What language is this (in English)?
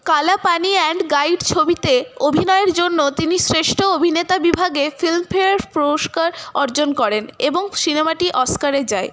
Bangla